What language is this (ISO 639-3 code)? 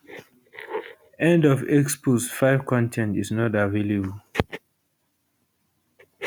pcm